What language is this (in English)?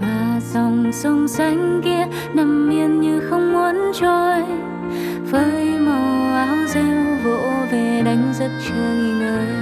Vietnamese